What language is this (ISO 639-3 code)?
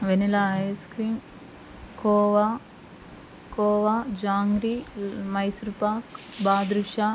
tel